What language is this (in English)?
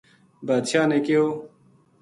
Gujari